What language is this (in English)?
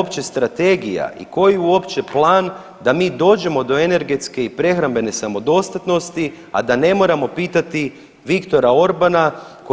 Croatian